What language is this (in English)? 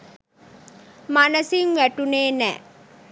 Sinhala